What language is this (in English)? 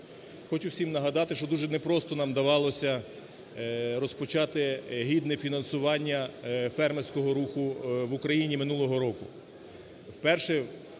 Ukrainian